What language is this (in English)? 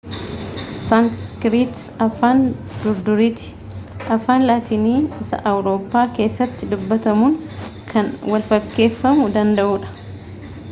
Oromo